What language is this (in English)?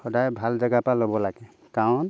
Assamese